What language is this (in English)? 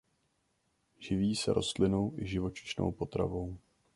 Czech